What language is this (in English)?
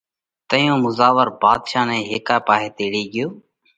Parkari Koli